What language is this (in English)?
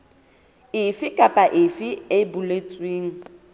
Southern Sotho